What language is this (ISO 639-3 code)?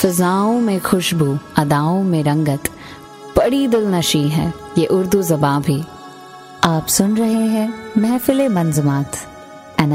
urd